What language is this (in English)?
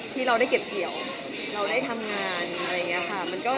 Thai